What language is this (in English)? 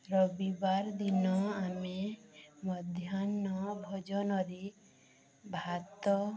Odia